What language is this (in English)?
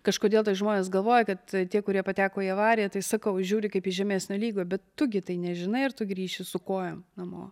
Lithuanian